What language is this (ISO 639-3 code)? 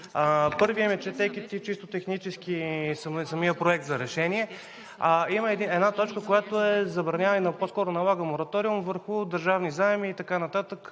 bul